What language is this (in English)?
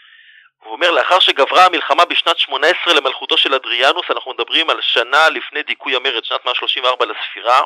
Hebrew